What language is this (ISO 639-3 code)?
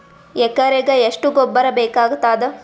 kan